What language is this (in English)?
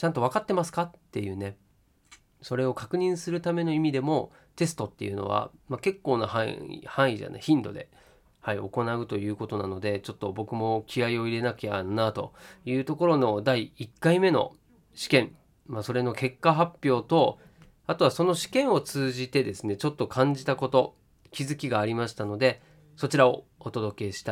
Japanese